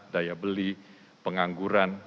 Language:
Indonesian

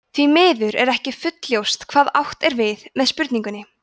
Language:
Icelandic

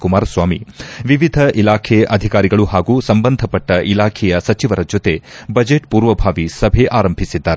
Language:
Kannada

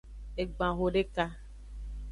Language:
Aja (Benin)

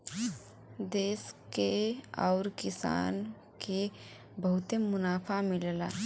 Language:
Bhojpuri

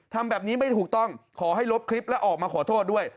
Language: Thai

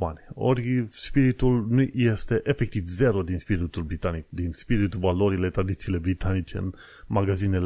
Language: Romanian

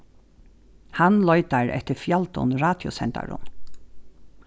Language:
Faroese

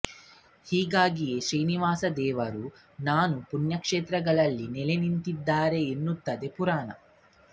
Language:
Kannada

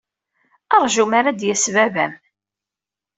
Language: Kabyle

